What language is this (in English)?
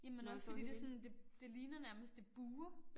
Danish